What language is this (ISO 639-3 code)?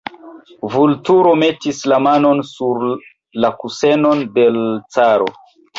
epo